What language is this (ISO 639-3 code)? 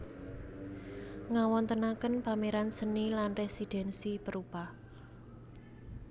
jav